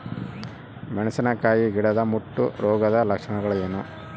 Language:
Kannada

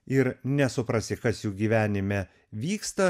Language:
Lithuanian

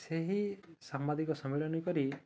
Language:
Odia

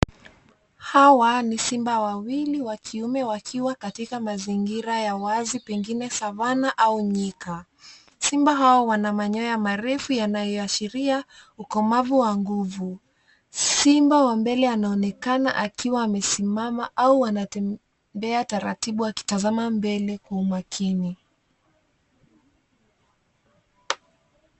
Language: Swahili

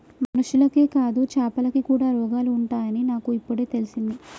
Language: Telugu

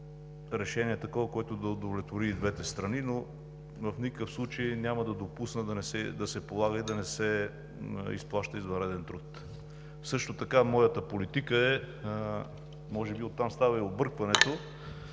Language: Bulgarian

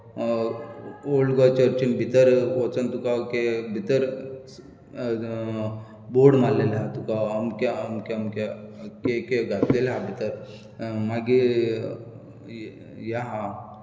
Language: Konkani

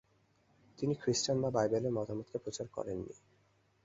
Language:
Bangla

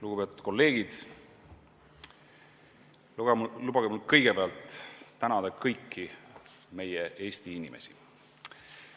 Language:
Estonian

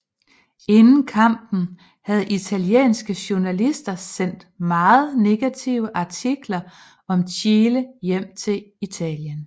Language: Danish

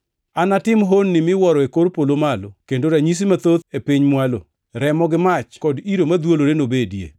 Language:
Luo (Kenya and Tanzania)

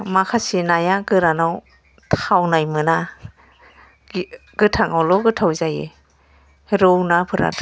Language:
Bodo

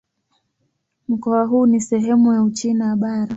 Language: Swahili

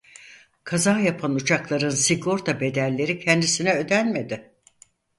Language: Turkish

